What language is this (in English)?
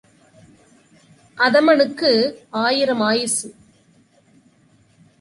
Tamil